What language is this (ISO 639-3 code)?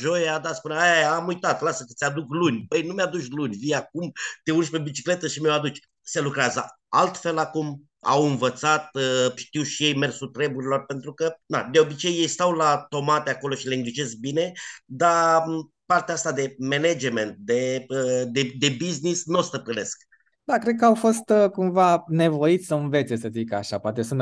ron